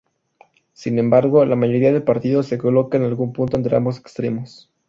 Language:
Spanish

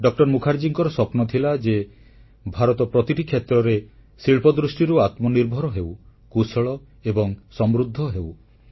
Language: Odia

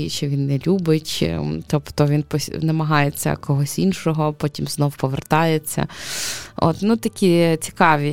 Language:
Ukrainian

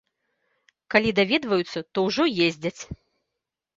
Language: Belarusian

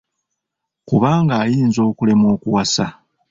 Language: Ganda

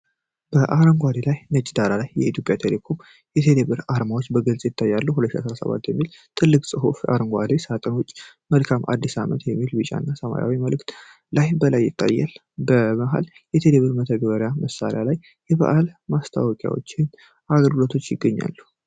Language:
Amharic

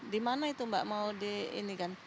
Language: Indonesian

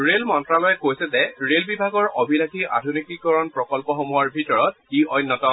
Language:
Assamese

